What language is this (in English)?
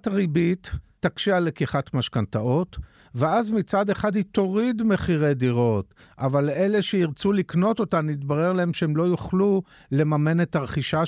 Hebrew